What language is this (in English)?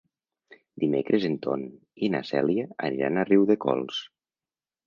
Catalan